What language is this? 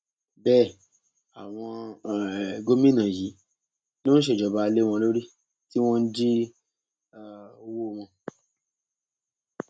Yoruba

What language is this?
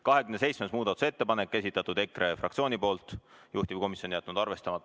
Estonian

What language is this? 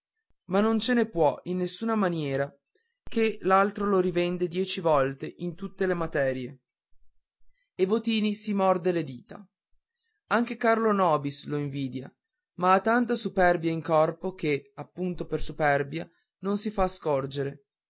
Italian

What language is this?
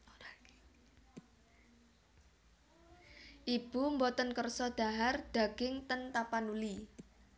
Javanese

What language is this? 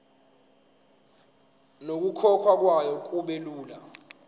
Zulu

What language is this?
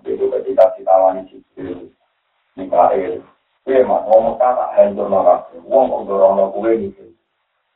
Malay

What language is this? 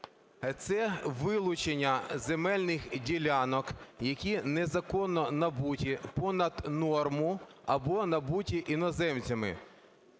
Ukrainian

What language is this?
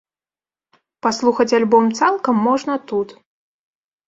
Belarusian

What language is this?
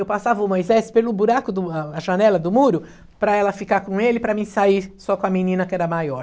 Portuguese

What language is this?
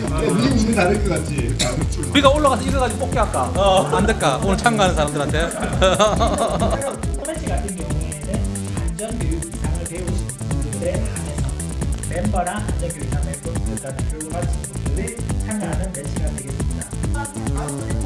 Korean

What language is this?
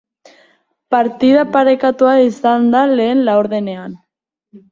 Basque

